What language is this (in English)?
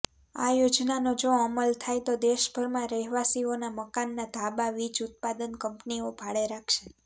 Gujarati